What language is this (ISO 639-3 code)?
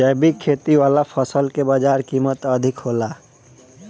bho